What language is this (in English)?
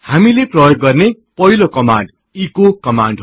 Nepali